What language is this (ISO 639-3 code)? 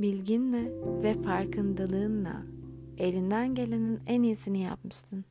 tur